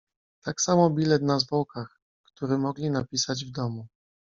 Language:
Polish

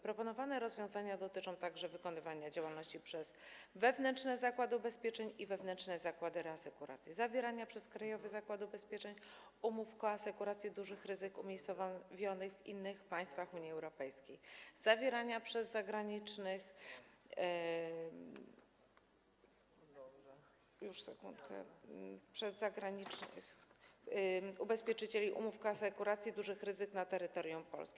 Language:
Polish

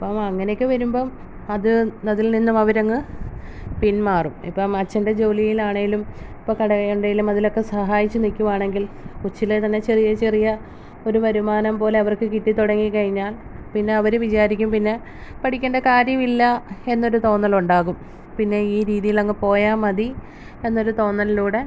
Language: Malayalam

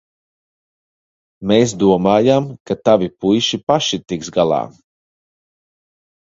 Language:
Latvian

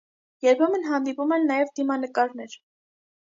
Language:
Armenian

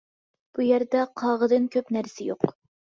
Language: Uyghur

